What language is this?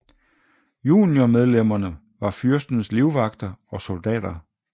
Danish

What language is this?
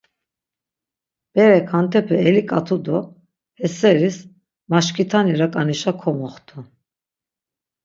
Laz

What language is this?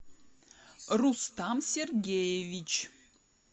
Russian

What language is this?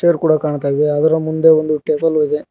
Kannada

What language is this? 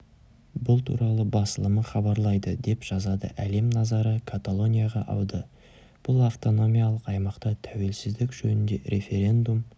Kazakh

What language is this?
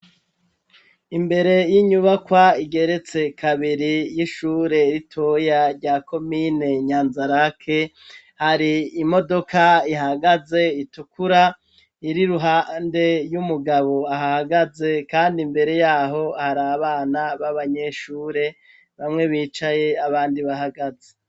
Rundi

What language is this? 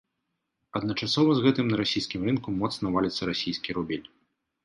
Belarusian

